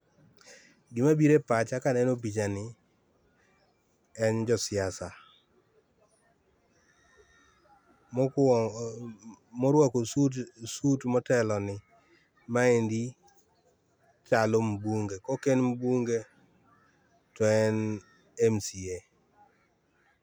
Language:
Luo (Kenya and Tanzania)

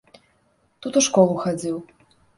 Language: Belarusian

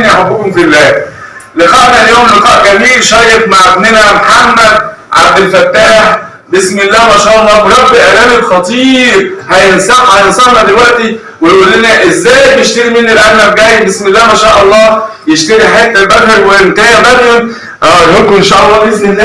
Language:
Arabic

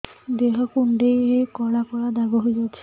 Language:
Odia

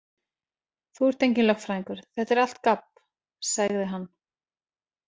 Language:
Icelandic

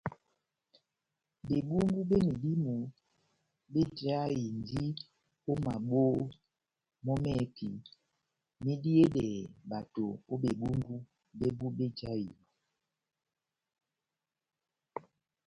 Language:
Batanga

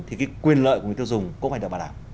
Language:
Vietnamese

